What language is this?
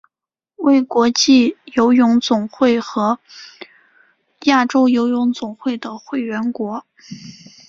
Chinese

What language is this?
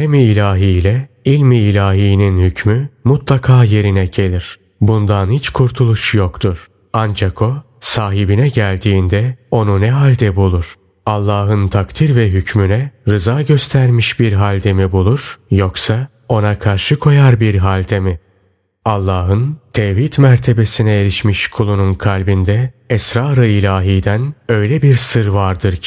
Turkish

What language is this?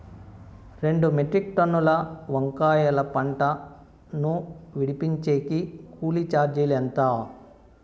Telugu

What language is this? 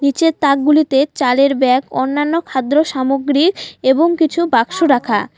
Bangla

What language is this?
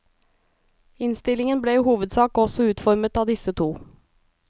Norwegian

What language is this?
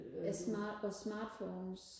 Danish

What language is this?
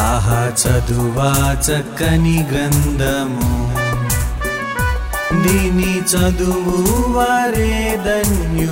Telugu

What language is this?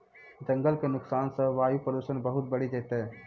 Maithili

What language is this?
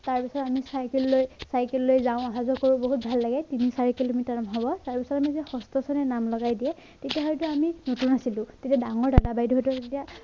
Assamese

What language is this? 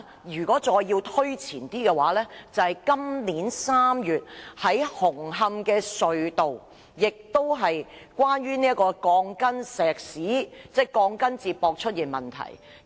Cantonese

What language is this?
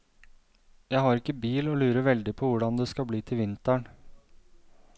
Norwegian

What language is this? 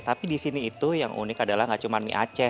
Indonesian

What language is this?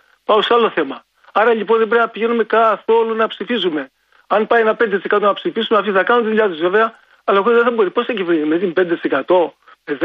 Greek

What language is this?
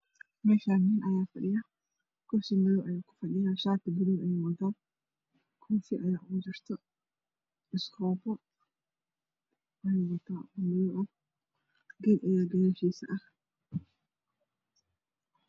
Somali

